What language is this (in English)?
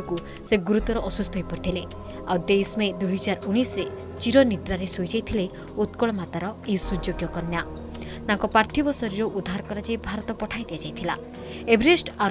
Hindi